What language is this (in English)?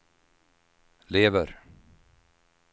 Swedish